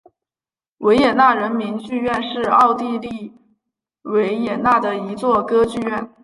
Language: Chinese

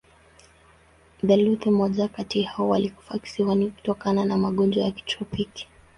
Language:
Swahili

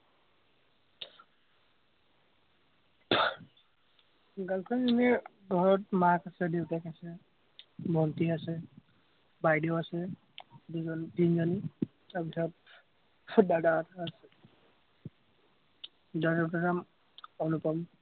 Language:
Assamese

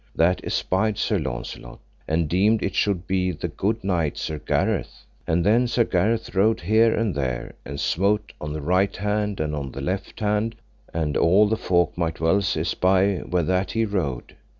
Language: English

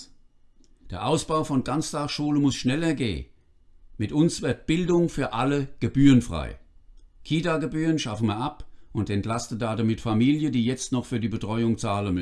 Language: German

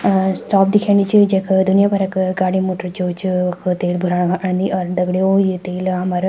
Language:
Garhwali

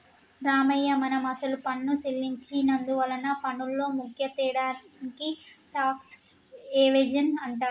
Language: Telugu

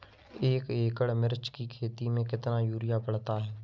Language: Hindi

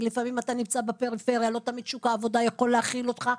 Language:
Hebrew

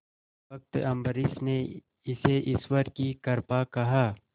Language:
Hindi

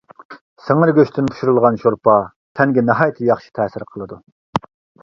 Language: Uyghur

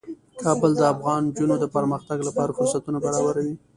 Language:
Pashto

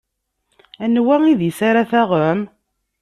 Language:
Kabyle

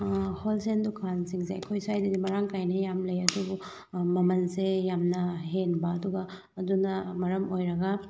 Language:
Manipuri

